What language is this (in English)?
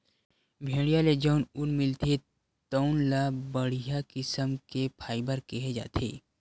Chhattisgarhi